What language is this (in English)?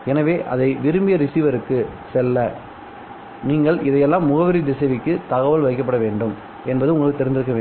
Tamil